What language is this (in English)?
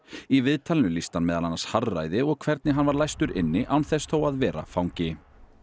Icelandic